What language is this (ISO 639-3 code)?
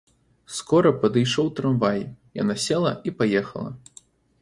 bel